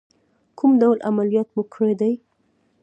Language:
Pashto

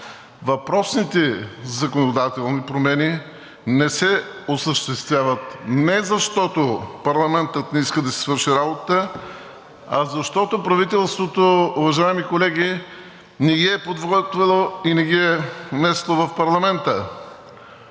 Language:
Bulgarian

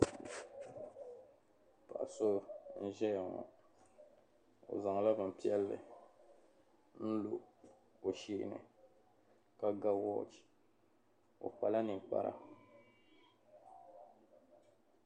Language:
Dagbani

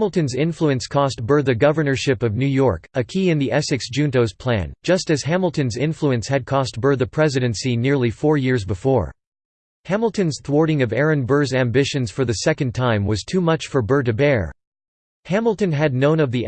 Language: English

